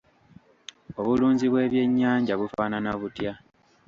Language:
Ganda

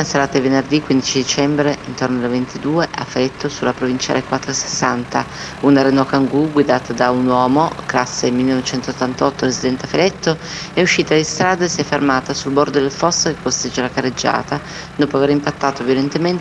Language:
Italian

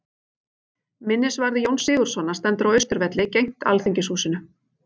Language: Icelandic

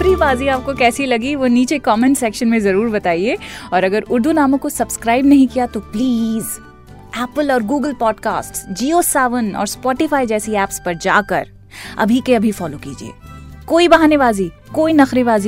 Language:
Hindi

